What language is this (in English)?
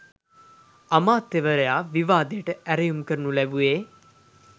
Sinhala